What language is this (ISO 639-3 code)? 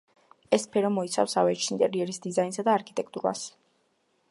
kat